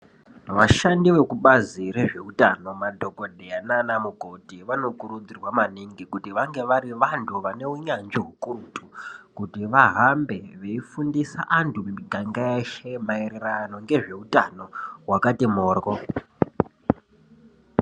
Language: Ndau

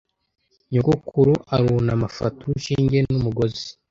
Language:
Kinyarwanda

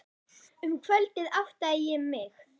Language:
Icelandic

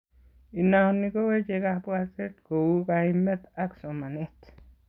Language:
Kalenjin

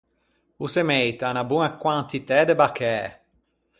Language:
Ligurian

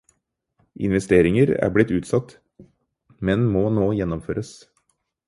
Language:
Norwegian Bokmål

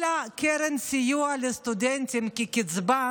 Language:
Hebrew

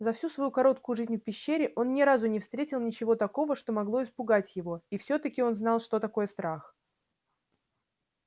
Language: Russian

